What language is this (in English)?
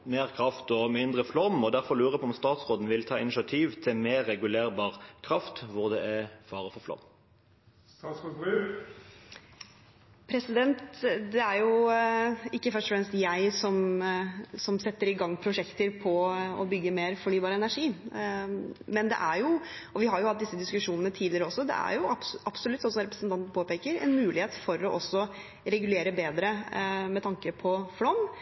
Norwegian Bokmål